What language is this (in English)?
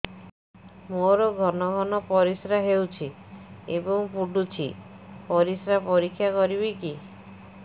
Odia